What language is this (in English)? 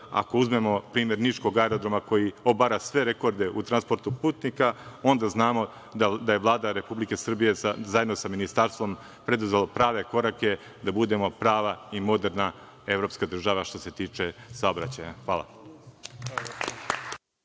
Serbian